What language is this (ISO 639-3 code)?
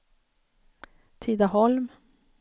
swe